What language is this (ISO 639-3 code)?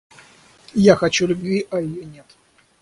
rus